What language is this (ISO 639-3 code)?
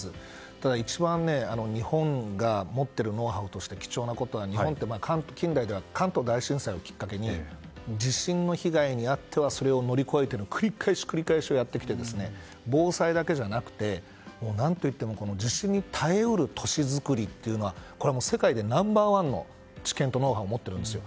jpn